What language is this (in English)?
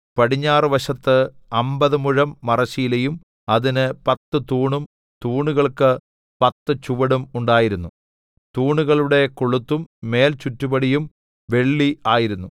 Malayalam